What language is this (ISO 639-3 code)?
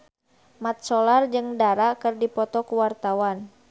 sun